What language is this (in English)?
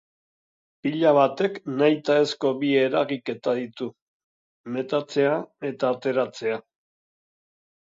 Basque